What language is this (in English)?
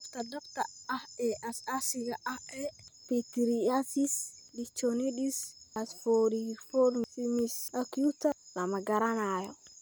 Somali